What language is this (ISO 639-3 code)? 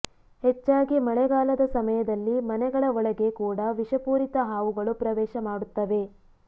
kan